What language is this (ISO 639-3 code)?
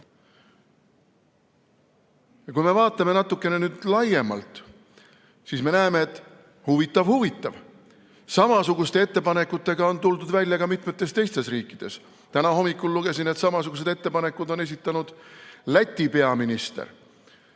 est